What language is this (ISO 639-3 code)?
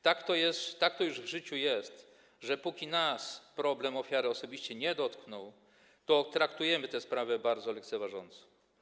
pol